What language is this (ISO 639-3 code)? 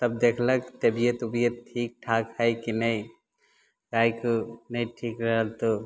mai